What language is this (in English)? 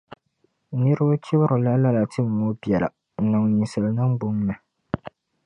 Dagbani